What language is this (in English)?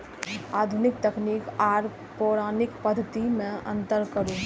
Maithili